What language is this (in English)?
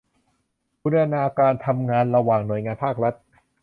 Thai